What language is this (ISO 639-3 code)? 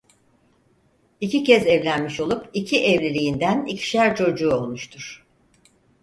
tur